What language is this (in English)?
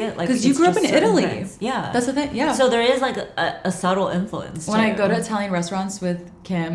English